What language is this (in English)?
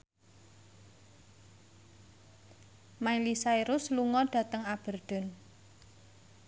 Javanese